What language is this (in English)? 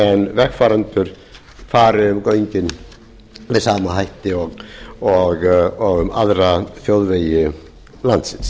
Icelandic